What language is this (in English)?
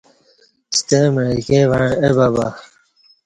Kati